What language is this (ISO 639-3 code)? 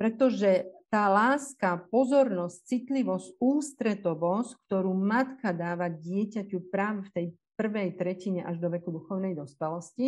slk